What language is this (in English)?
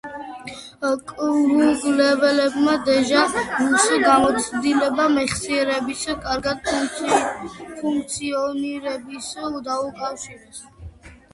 Georgian